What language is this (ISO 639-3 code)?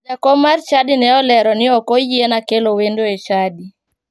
luo